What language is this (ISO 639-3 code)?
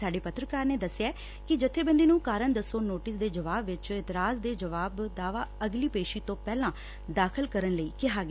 pan